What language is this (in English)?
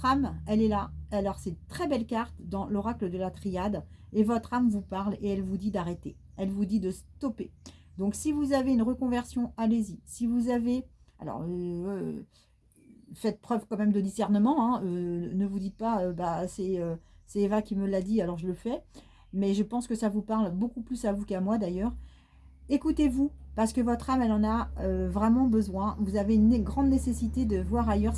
French